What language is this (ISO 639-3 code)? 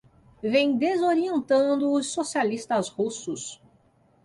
por